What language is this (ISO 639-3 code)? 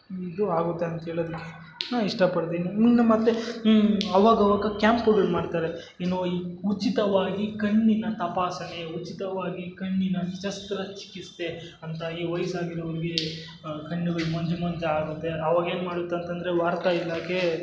kan